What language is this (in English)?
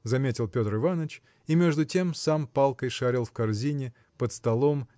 Russian